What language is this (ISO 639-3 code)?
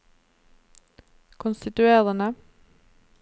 nor